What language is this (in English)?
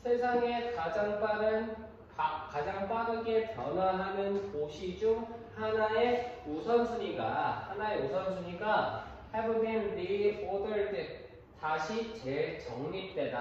Korean